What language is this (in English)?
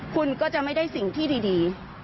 Thai